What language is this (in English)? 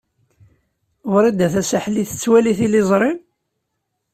Kabyle